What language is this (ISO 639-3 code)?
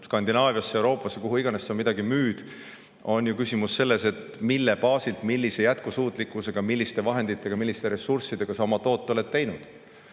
est